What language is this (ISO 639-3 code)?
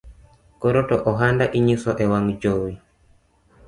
luo